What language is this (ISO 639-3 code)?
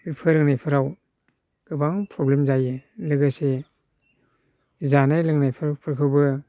brx